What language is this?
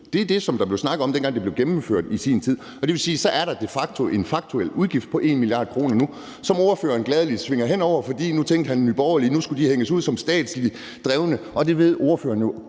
Danish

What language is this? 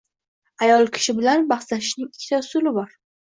Uzbek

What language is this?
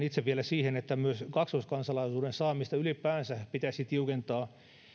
Finnish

